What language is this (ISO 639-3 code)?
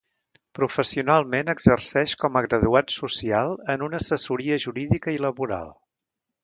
cat